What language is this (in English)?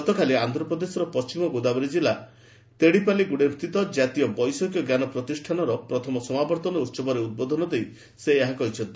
Odia